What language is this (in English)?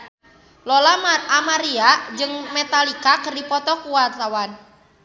Sundanese